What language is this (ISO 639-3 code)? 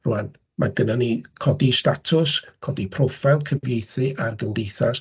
cym